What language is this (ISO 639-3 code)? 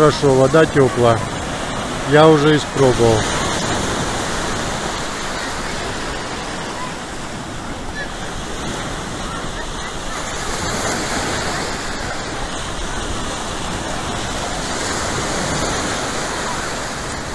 rus